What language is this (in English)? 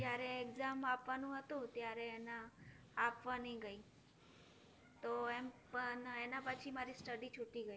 Gujarati